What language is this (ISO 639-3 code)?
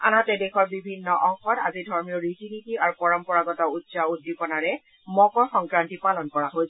asm